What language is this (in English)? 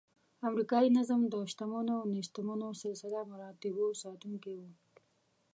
Pashto